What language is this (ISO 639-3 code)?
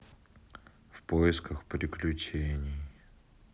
rus